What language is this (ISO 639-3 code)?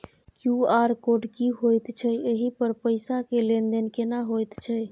mai